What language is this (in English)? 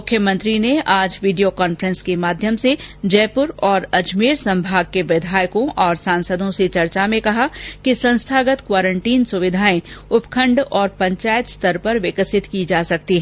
Hindi